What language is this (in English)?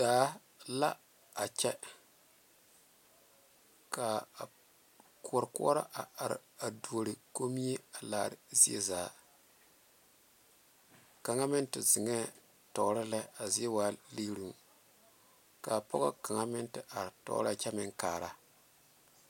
Southern Dagaare